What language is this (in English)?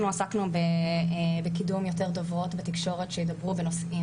Hebrew